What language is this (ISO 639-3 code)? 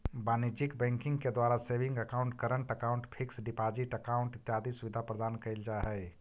mag